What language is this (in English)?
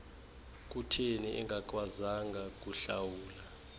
Xhosa